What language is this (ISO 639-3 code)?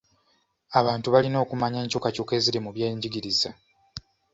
lug